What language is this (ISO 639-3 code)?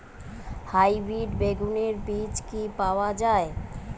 ben